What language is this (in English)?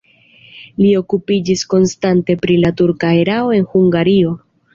Esperanto